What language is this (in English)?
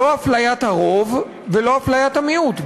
Hebrew